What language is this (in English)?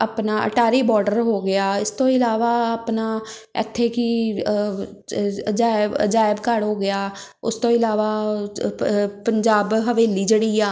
Punjabi